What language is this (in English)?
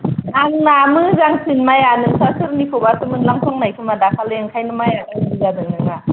Bodo